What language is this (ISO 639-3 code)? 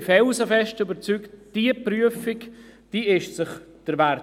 gsw